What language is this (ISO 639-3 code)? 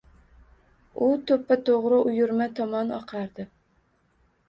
uzb